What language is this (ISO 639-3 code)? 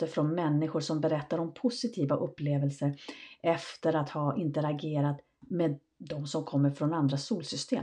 swe